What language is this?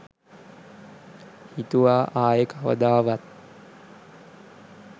Sinhala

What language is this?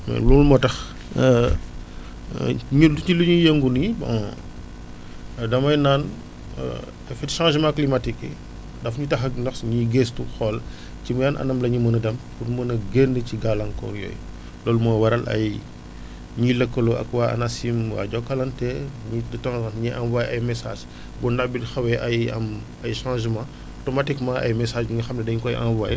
Wolof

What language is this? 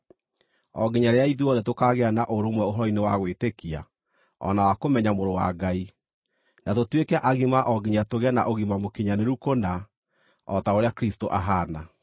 Kikuyu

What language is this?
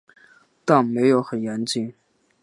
Chinese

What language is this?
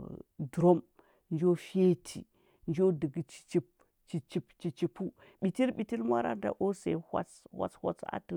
Huba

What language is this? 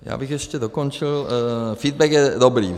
Czech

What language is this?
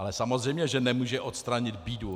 Czech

